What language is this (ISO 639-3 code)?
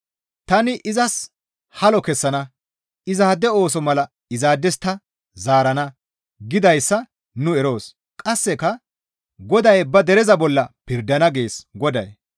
gmv